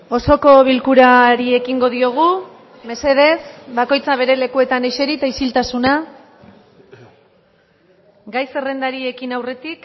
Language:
Basque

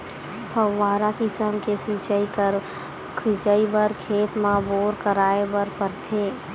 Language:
Chhattisgarhi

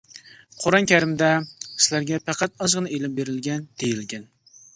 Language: Uyghur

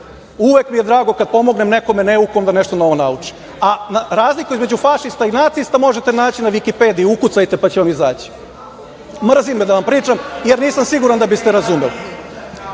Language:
Serbian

